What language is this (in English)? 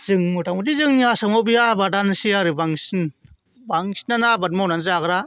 Bodo